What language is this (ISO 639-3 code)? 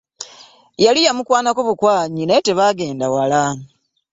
lug